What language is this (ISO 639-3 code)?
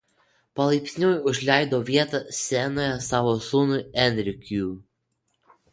lit